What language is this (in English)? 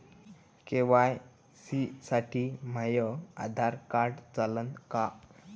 Marathi